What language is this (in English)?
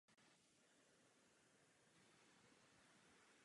Czech